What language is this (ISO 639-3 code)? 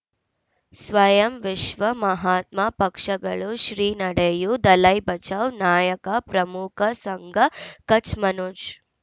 kan